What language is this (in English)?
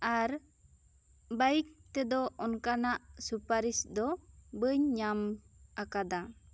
Santali